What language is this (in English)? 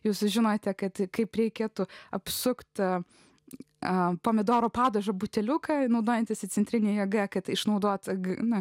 Lithuanian